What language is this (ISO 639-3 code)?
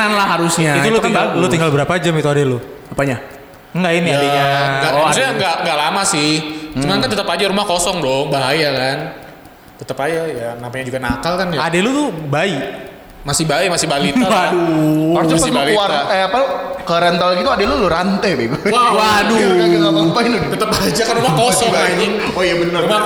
ind